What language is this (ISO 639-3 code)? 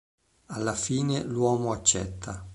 ita